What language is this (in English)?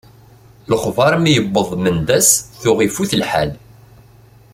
Kabyle